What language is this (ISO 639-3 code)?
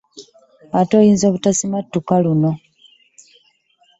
lug